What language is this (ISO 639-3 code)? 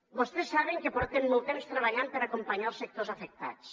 cat